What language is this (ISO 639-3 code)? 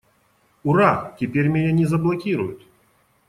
rus